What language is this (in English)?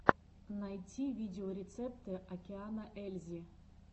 Russian